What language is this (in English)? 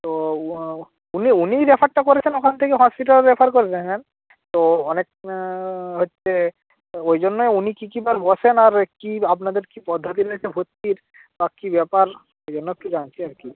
Bangla